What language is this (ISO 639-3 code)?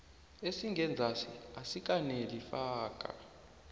nbl